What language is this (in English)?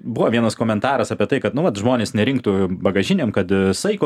Lithuanian